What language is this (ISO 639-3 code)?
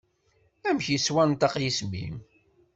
kab